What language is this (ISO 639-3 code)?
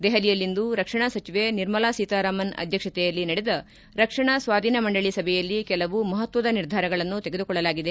kan